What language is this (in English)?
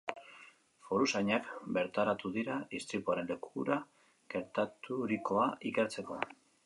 Basque